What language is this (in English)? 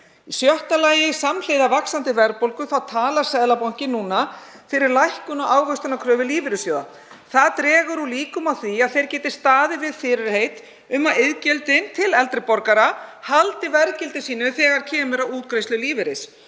Icelandic